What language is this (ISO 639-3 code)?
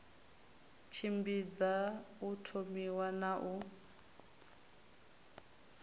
ven